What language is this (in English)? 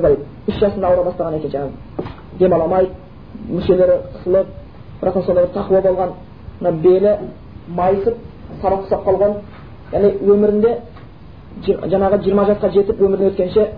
Bulgarian